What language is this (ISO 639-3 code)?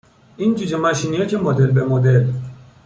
fas